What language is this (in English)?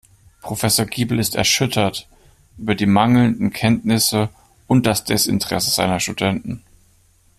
German